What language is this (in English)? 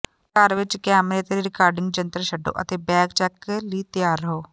Punjabi